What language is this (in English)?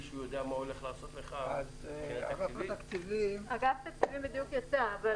Hebrew